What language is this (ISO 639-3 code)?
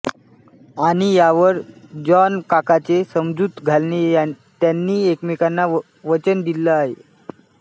mar